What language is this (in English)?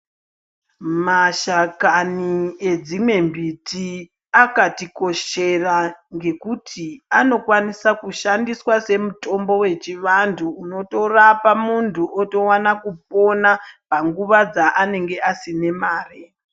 Ndau